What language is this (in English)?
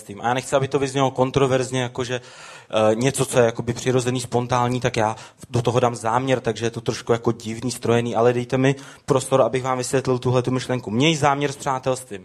Czech